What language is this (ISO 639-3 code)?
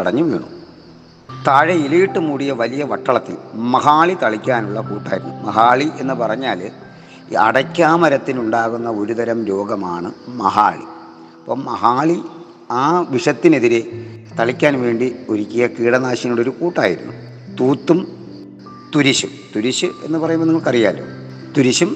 mal